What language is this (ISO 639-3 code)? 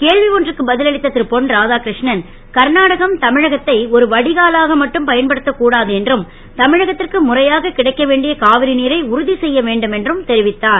tam